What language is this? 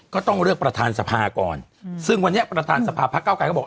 Thai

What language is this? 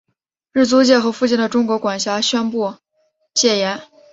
Chinese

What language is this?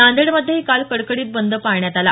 Marathi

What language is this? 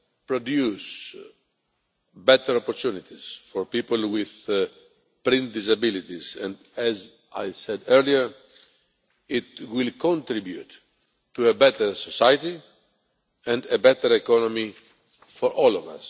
English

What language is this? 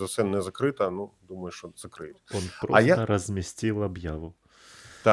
Ukrainian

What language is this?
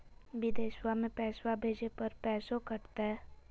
Magahi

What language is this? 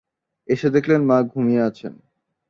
Bangla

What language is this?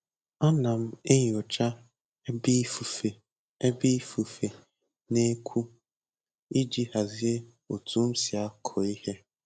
Igbo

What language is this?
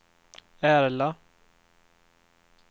Swedish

